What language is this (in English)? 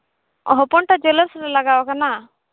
Santali